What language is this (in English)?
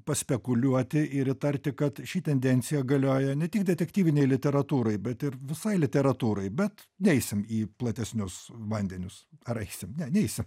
Lithuanian